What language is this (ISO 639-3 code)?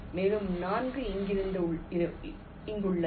tam